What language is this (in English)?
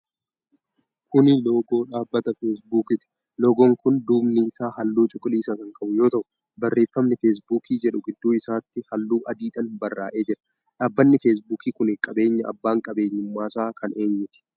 Oromo